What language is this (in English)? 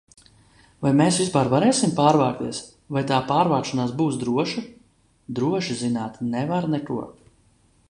Latvian